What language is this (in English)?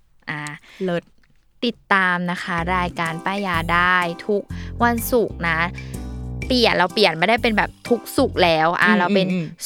Thai